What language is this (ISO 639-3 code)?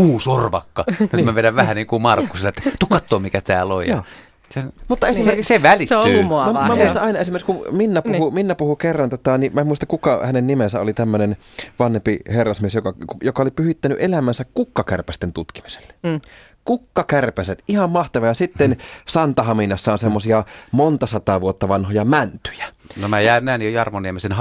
fin